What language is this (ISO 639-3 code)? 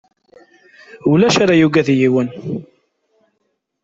kab